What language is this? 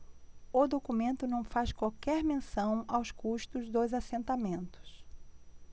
Portuguese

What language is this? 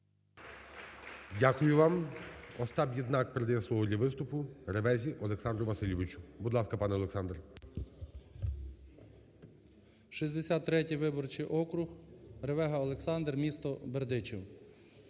Ukrainian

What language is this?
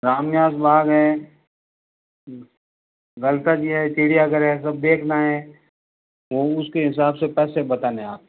Hindi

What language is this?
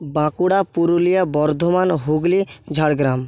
Bangla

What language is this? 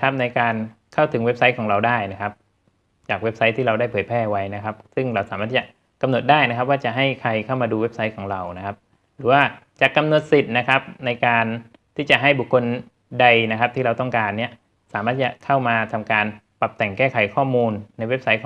Thai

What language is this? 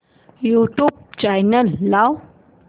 Marathi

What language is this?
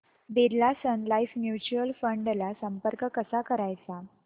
Marathi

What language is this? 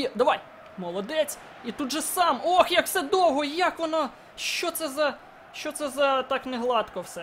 Ukrainian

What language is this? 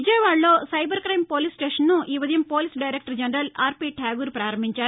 Telugu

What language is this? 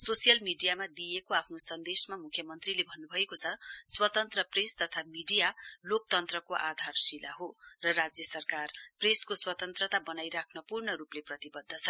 Nepali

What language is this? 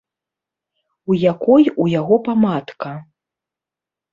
Belarusian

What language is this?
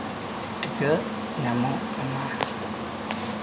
Santali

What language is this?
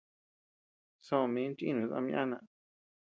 Tepeuxila Cuicatec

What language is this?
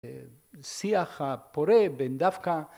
Hebrew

